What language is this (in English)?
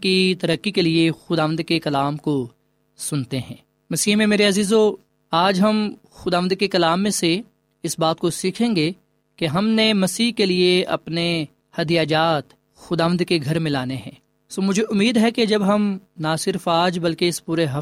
Urdu